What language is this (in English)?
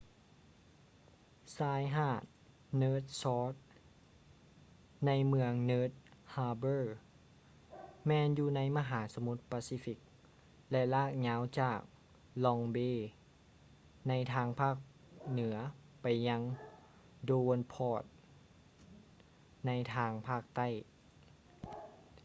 Lao